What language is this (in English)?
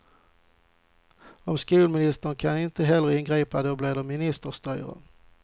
Swedish